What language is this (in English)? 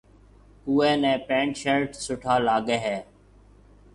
Marwari (Pakistan)